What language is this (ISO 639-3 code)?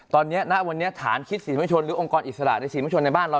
tha